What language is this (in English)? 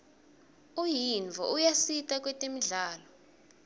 Swati